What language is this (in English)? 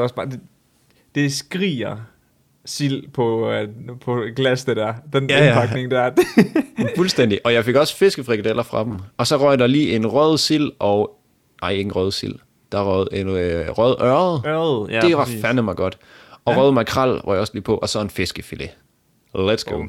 Danish